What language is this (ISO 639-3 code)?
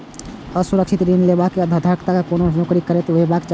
mai